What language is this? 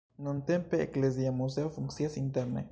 Esperanto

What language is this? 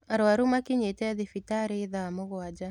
Kikuyu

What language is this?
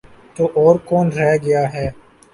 Urdu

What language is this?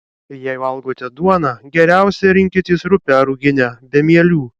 Lithuanian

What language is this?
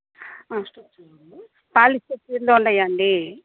Telugu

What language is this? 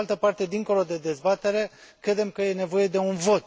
Romanian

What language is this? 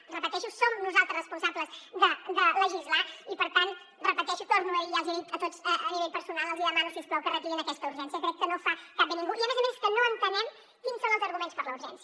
Catalan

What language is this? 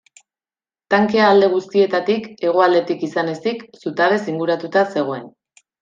Basque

